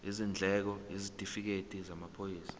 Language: Zulu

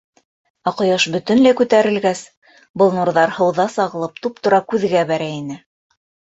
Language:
Bashkir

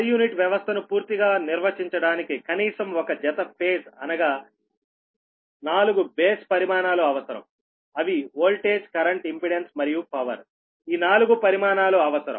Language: Telugu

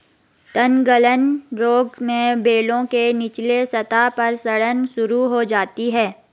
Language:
Hindi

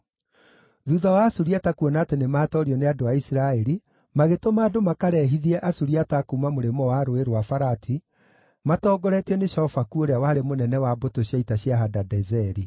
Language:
Kikuyu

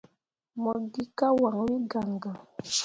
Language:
Mundang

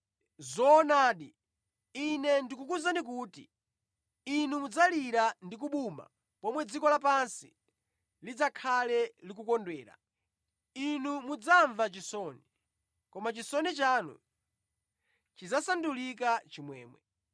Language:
Nyanja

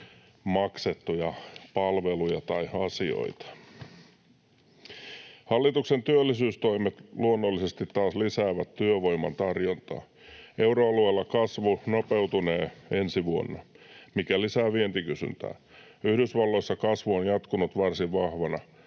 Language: Finnish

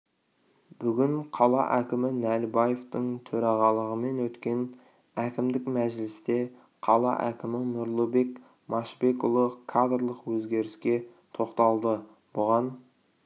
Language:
Kazakh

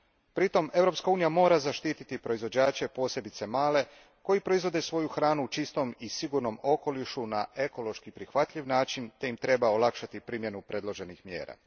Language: Croatian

